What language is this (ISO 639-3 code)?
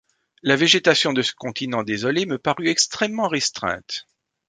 fra